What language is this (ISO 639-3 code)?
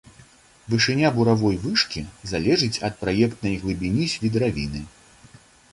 bel